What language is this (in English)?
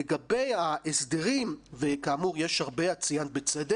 Hebrew